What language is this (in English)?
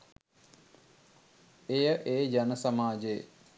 Sinhala